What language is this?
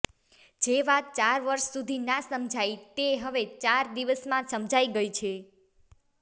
Gujarati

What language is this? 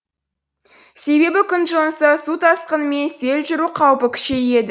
Kazakh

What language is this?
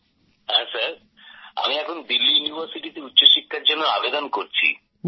Bangla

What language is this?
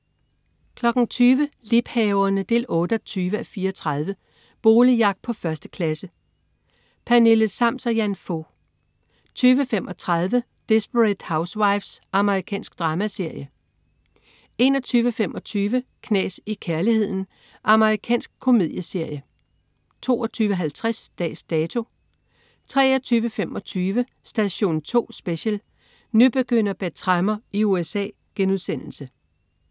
Danish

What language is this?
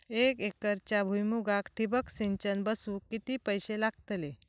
Marathi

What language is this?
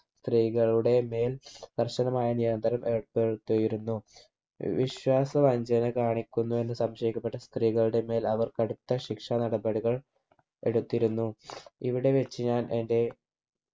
Malayalam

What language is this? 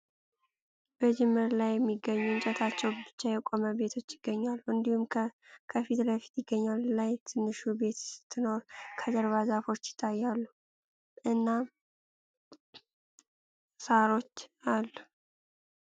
Amharic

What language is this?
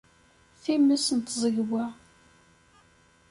Kabyle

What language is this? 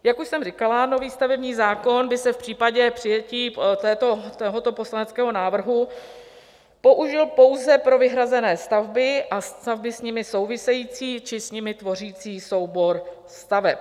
Czech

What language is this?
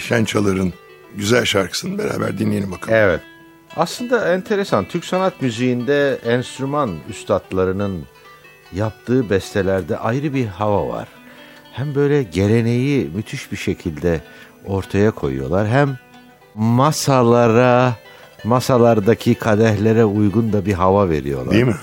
Turkish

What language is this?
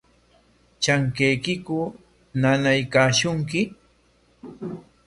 Corongo Ancash Quechua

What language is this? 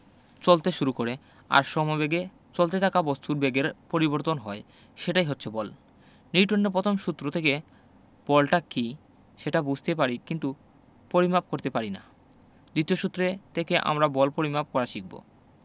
Bangla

